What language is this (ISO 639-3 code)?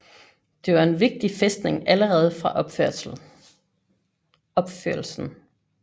dan